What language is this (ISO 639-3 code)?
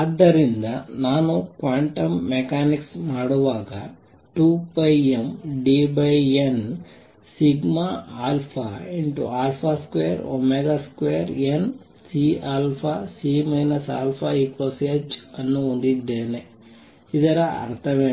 kan